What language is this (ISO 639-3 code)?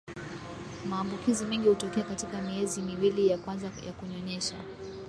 swa